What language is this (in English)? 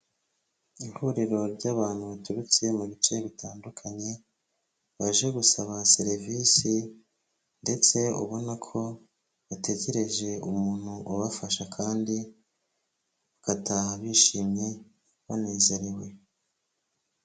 Kinyarwanda